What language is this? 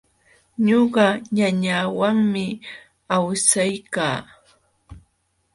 Jauja Wanca Quechua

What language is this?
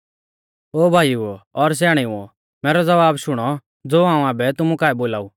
Mahasu Pahari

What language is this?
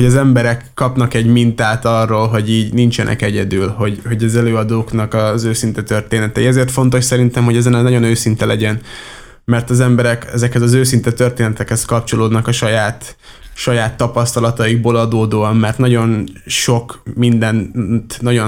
Hungarian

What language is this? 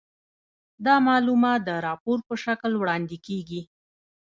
Pashto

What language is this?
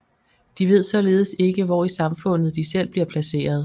Danish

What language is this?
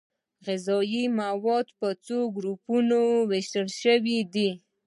Pashto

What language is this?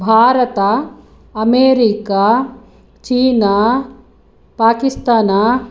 Sanskrit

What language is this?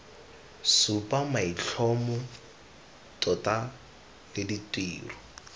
Tswana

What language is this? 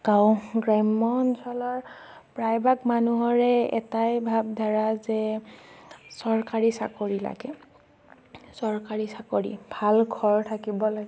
Assamese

